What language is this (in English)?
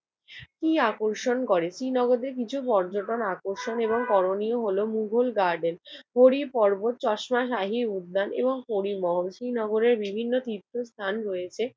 Bangla